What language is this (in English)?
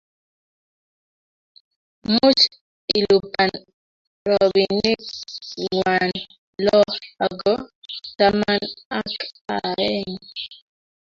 Kalenjin